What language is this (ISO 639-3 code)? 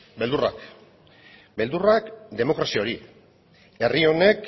eus